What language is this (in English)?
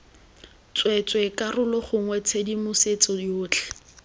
Tswana